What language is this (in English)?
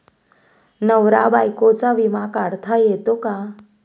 Marathi